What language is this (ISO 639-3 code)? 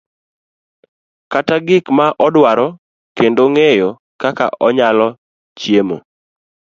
luo